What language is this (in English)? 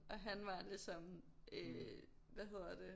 Danish